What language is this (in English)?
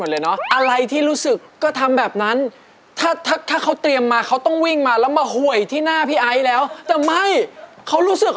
Thai